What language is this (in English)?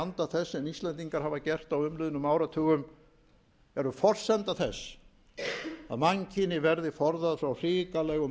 Icelandic